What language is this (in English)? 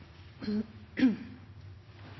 Norwegian Nynorsk